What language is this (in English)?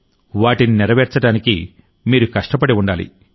Telugu